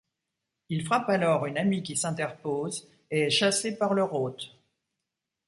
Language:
French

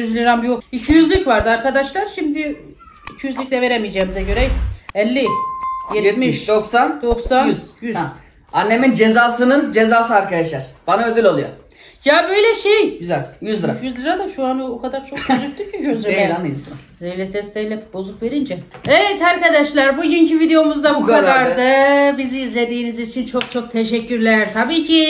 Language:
Turkish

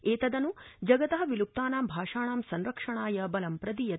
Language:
Sanskrit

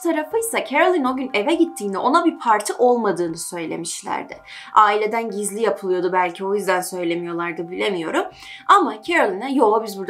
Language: Turkish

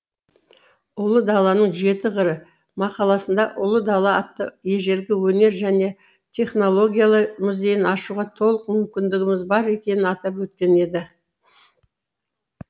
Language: Kazakh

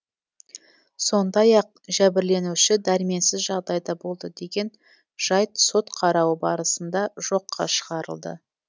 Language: Kazakh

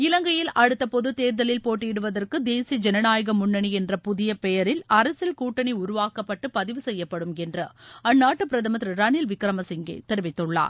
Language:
Tamil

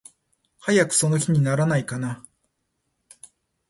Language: Japanese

